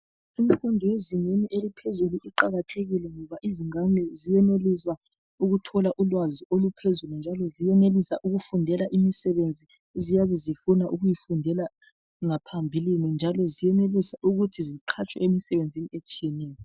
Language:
North Ndebele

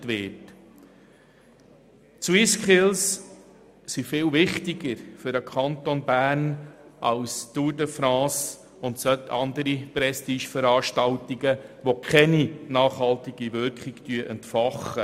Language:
Swiss German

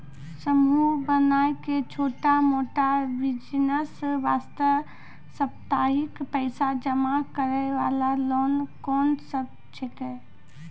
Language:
Maithili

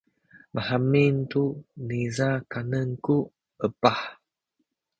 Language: Sakizaya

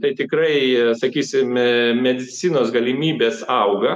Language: Lithuanian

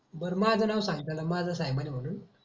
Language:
Marathi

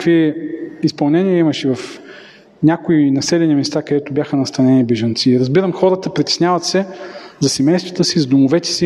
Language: Bulgarian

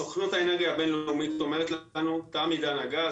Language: Hebrew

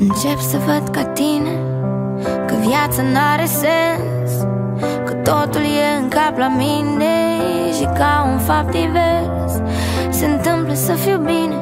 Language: Romanian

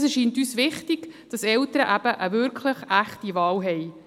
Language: Swiss German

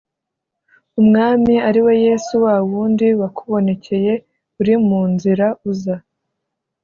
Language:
Kinyarwanda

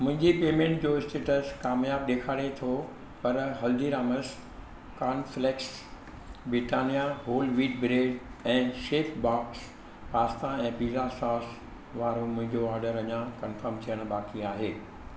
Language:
Sindhi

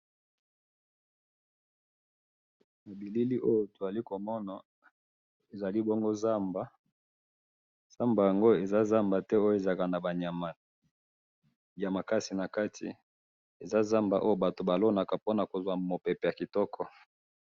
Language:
Lingala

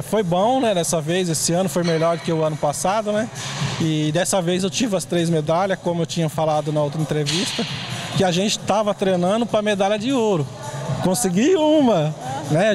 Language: Portuguese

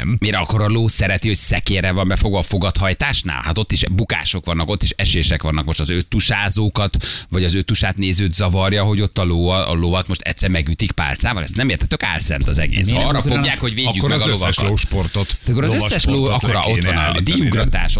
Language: Hungarian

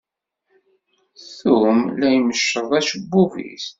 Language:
Kabyle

